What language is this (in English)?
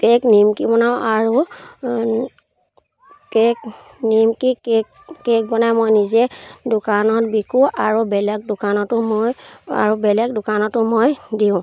Assamese